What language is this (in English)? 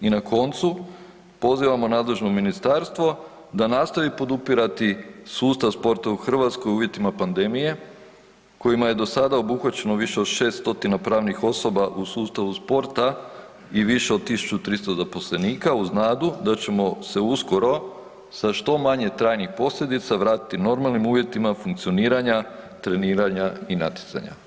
Croatian